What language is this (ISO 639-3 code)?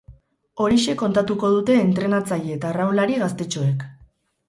eus